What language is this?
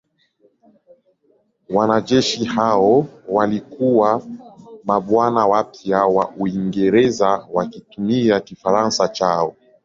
Swahili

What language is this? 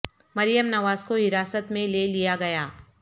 Urdu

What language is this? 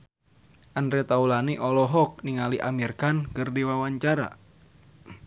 Sundanese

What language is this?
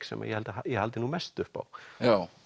Icelandic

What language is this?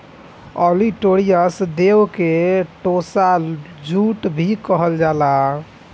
Bhojpuri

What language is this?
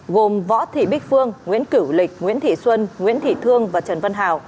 Vietnamese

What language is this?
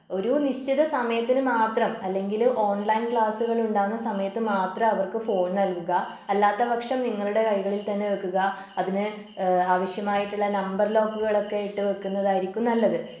Malayalam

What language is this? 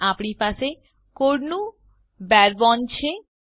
Gujarati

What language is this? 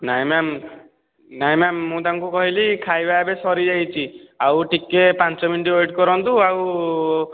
Odia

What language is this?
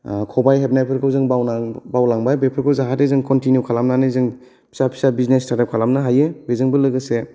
Bodo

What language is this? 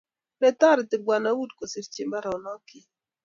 Kalenjin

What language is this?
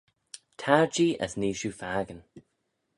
Manx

